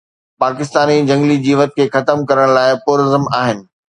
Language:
Sindhi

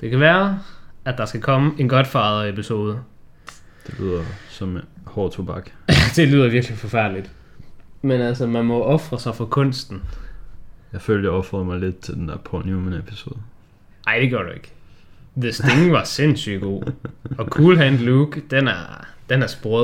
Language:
Danish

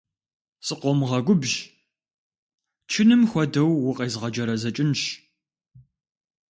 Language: Kabardian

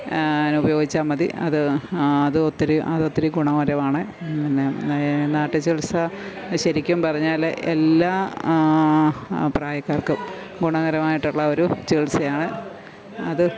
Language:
Malayalam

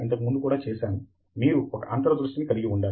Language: Telugu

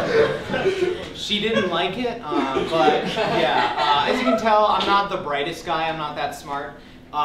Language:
English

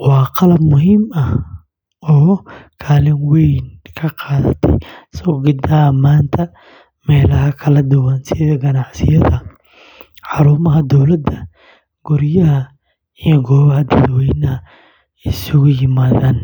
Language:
Somali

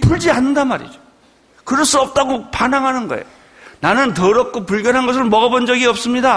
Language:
Korean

